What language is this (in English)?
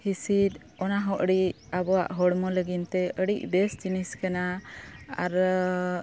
Santali